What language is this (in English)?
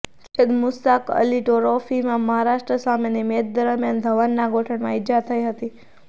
Gujarati